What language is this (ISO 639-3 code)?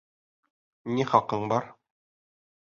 bak